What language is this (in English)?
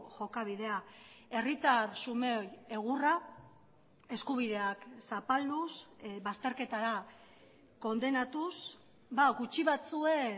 Basque